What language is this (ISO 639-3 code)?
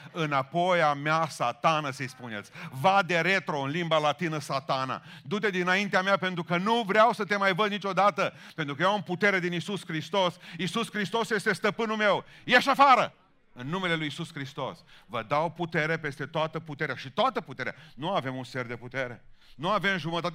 ron